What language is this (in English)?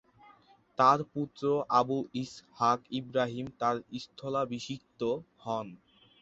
Bangla